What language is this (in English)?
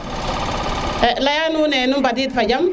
Serer